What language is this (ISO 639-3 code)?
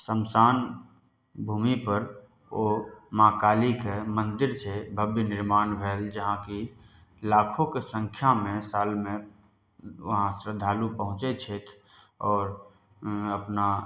mai